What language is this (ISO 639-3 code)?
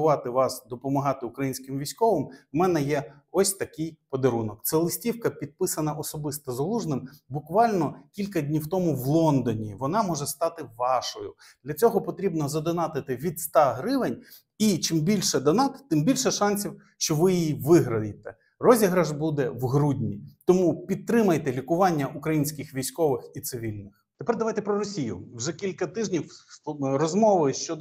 ukr